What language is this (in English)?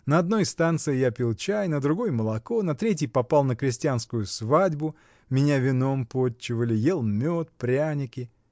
Russian